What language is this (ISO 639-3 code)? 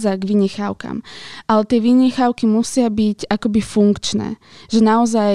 slk